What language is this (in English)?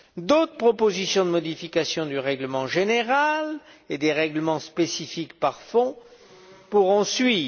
French